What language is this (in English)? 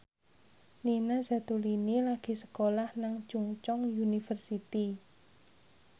Javanese